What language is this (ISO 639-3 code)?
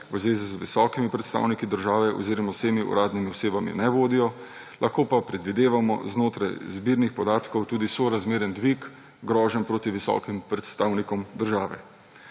slv